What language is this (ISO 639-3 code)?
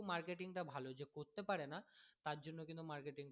ben